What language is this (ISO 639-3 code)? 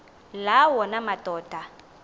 xho